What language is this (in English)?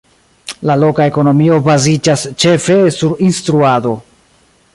Esperanto